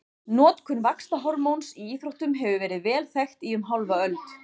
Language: Icelandic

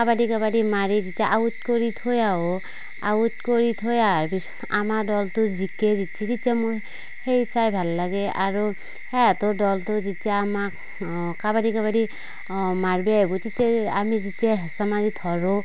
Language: Assamese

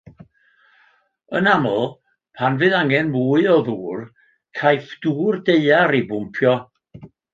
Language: Welsh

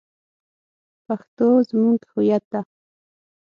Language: Pashto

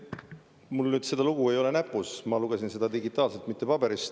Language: Estonian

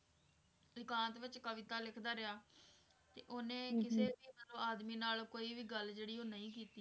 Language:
Punjabi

